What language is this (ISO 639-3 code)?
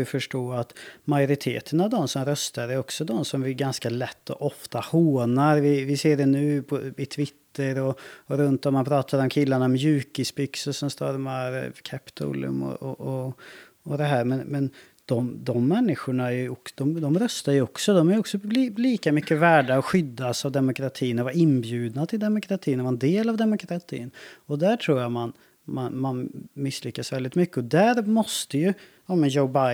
swe